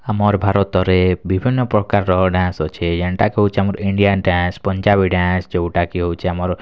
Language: Odia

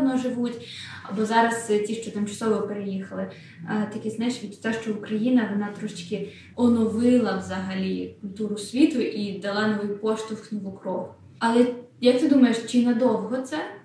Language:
Ukrainian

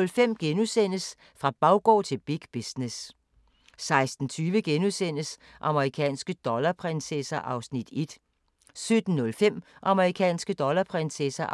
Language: Danish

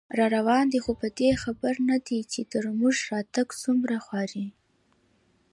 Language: Pashto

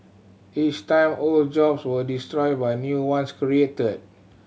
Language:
English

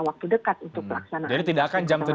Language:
Indonesian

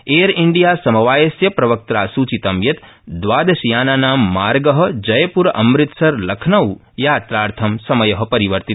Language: Sanskrit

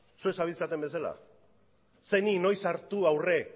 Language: Basque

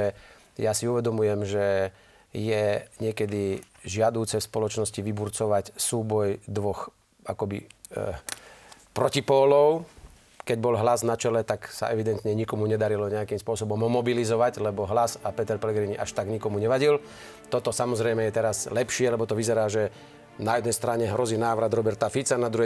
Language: Slovak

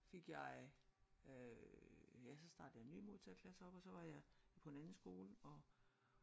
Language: Danish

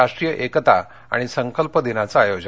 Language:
Marathi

